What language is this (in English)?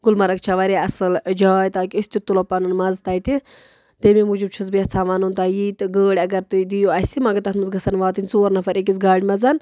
Kashmiri